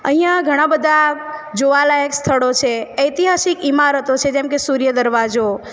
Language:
Gujarati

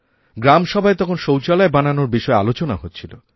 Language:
Bangla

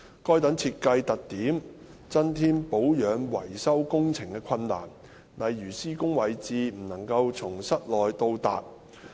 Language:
Cantonese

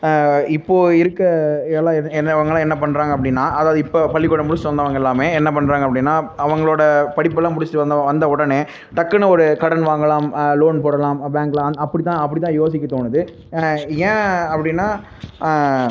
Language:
Tamil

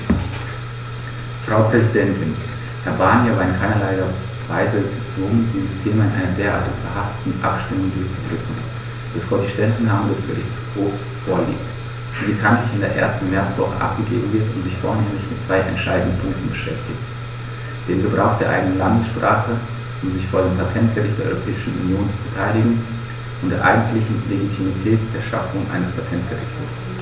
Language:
German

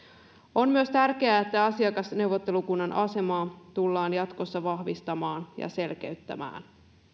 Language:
Finnish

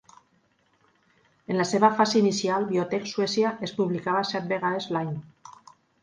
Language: Catalan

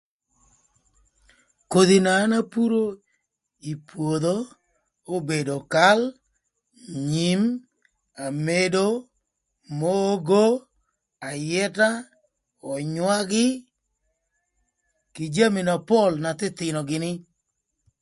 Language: Thur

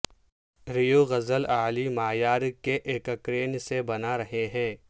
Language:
Urdu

